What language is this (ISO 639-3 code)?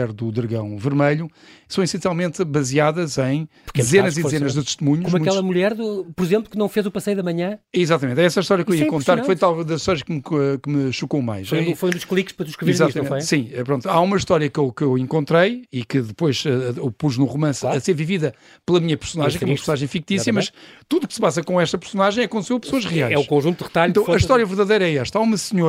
por